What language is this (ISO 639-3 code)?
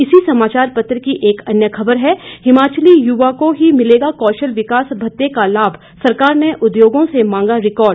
hin